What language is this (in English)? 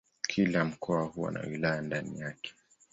Swahili